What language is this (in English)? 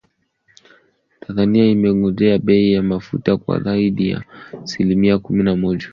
Swahili